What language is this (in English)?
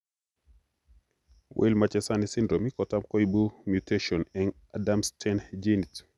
Kalenjin